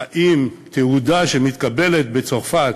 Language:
Hebrew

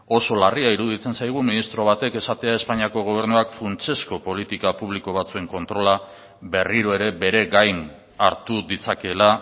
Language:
Basque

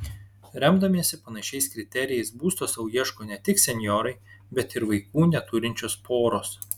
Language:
Lithuanian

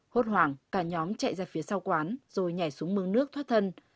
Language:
Vietnamese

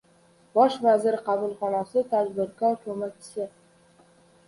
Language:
Uzbek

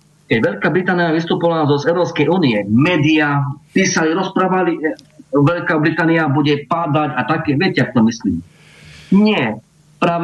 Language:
Slovak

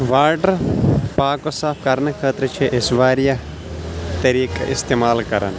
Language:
Kashmiri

